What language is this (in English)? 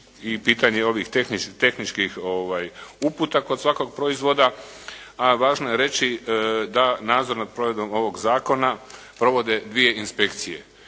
Croatian